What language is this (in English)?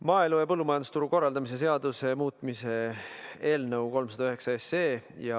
Estonian